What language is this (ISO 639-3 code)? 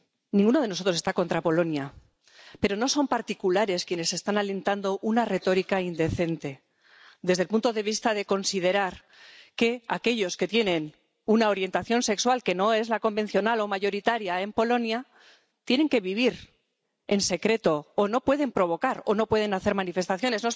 spa